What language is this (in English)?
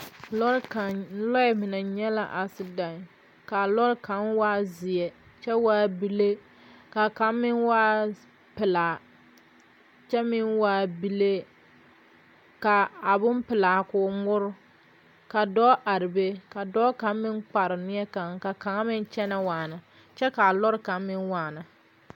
Southern Dagaare